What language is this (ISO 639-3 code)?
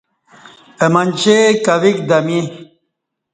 bsh